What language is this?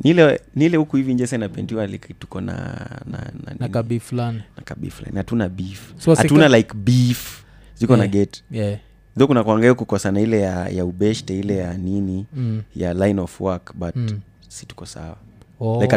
Swahili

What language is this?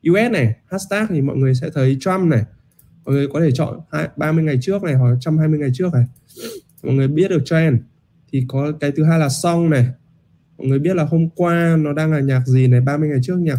Vietnamese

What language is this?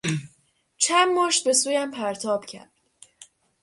Persian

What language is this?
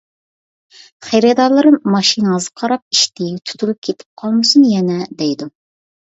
Uyghur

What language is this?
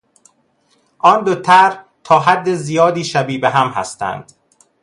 Persian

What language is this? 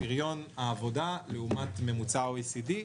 Hebrew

